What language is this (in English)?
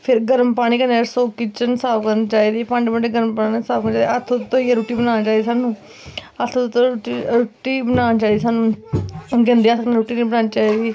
Dogri